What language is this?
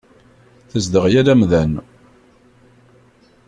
Kabyle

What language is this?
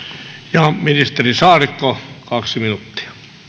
Finnish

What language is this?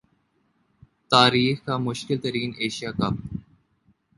Urdu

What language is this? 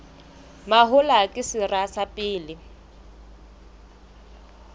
Southern Sotho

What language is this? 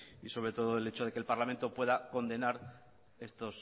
Spanish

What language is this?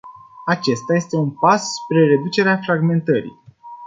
Romanian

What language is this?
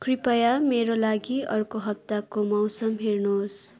Nepali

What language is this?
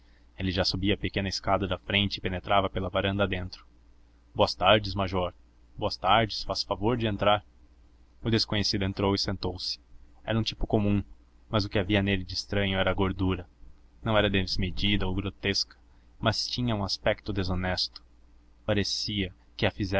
Portuguese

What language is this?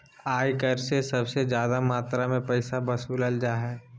Magahi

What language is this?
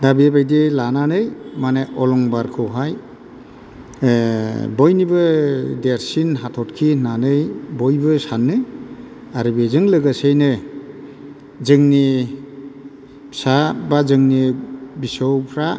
Bodo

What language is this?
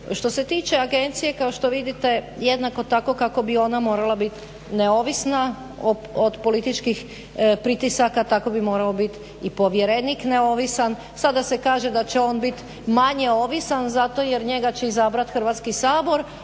Croatian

